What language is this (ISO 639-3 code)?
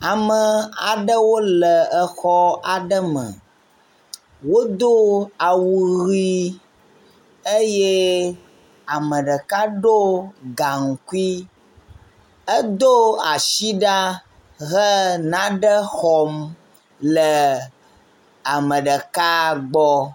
ewe